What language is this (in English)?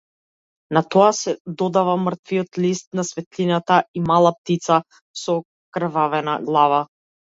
Macedonian